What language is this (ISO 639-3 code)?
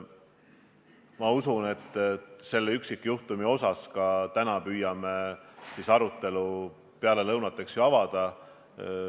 est